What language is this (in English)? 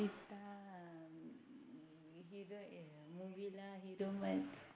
Marathi